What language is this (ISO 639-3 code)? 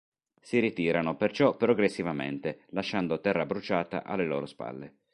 ita